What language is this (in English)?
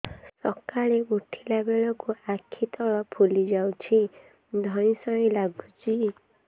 Odia